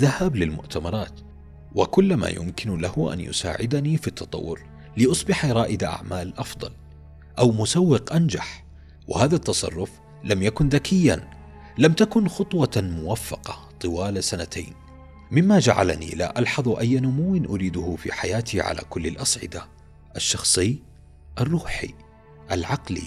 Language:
Arabic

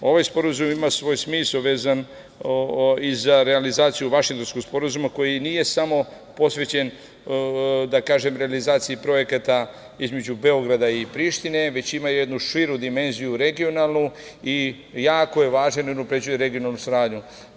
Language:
Serbian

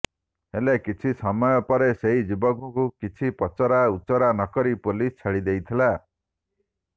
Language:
Odia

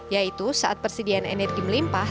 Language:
Indonesian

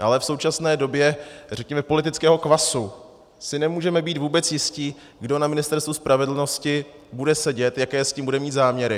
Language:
Czech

